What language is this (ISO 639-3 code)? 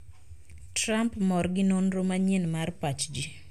luo